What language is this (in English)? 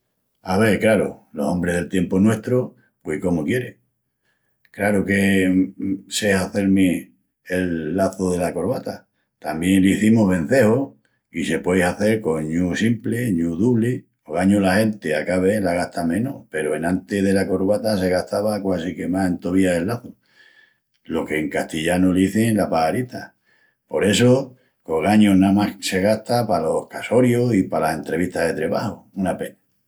Extremaduran